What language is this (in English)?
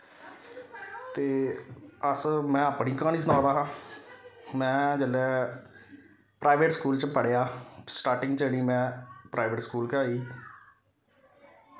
Dogri